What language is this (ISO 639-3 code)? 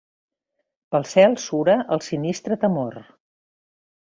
cat